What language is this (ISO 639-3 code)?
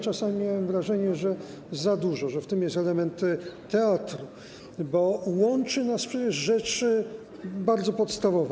pol